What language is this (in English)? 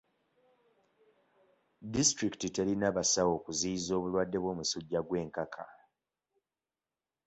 Ganda